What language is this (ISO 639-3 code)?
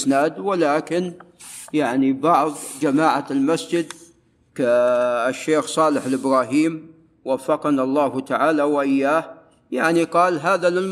ara